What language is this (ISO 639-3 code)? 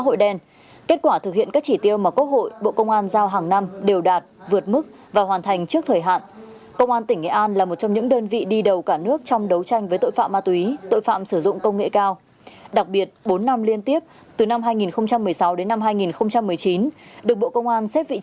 vie